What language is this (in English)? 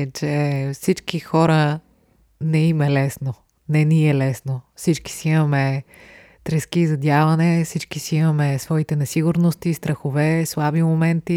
Bulgarian